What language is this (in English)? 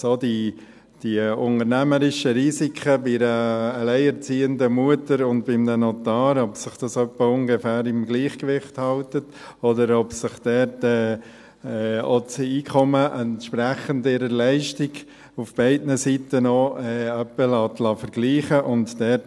Swiss German